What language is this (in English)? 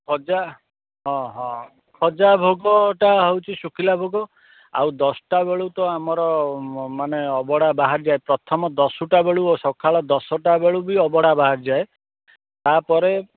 Odia